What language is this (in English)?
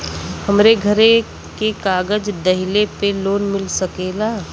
Bhojpuri